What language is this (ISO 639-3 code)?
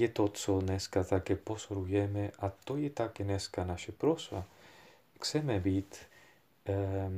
ces